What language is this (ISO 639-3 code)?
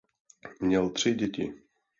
ces